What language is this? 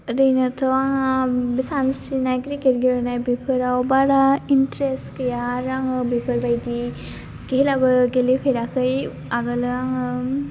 Bodo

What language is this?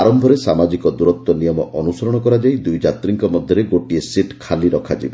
Odia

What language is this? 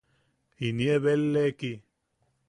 Yaqui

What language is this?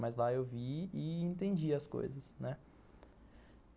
Portuguese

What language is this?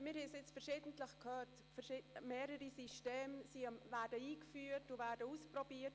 Swiss German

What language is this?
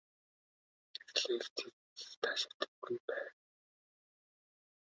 Mongolian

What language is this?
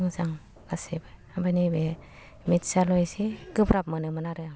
Bodo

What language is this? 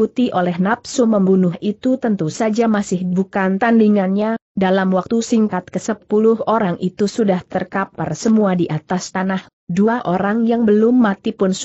Indonesian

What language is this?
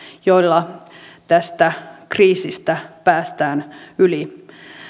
Finnish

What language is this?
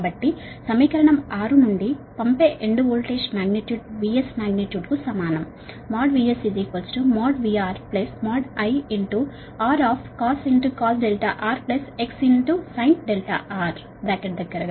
Telugu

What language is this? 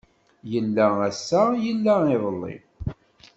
Kabyle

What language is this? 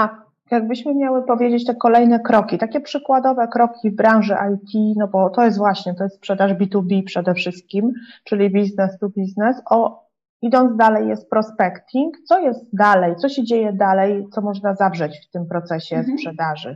Polish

